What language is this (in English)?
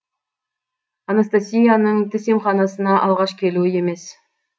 Kazakh